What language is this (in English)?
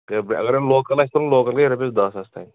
Kashmiri